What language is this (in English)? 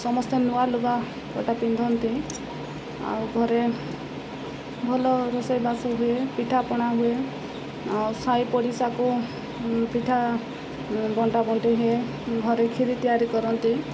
Odia